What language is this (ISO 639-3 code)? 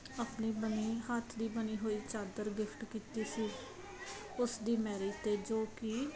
pan